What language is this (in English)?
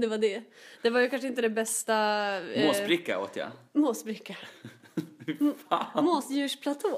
Swedish